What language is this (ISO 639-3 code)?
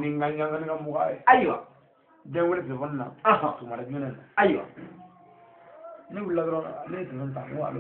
ara